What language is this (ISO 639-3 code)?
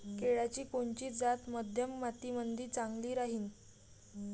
mar